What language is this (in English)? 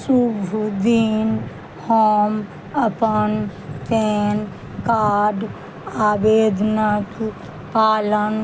Maithili